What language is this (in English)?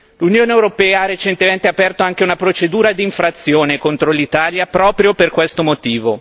Italian